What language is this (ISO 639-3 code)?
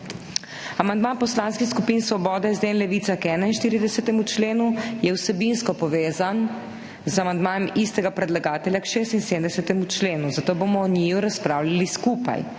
slv